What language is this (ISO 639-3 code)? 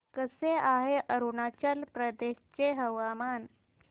mar